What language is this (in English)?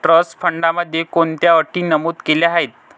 Marathi